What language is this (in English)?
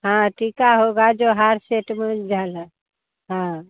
Hindi